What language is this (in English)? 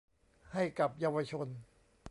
Thai